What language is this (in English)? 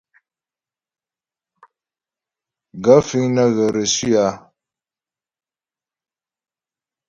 Ghomala